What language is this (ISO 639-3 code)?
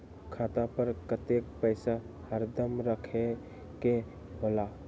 mag